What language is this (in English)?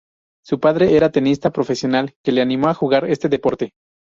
Spanish